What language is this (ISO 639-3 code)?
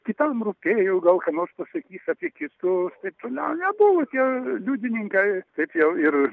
lit